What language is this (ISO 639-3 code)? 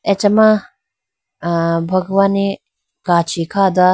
clk